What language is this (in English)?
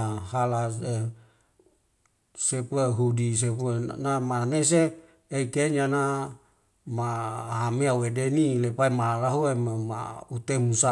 Wemale